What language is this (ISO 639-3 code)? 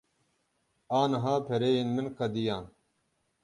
kur